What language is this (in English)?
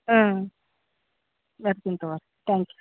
Kannada